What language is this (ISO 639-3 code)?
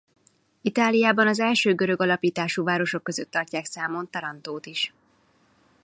hun